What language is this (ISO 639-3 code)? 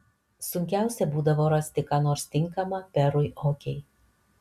lit